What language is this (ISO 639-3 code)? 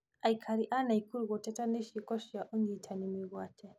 kik